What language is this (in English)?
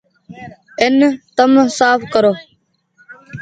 Goaria